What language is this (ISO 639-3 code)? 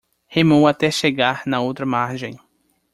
por